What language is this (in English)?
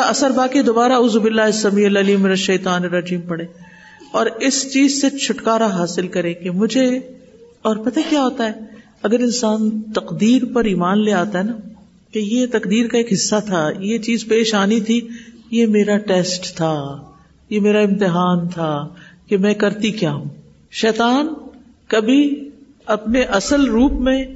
Urdu